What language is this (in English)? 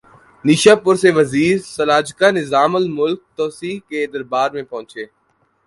Urdu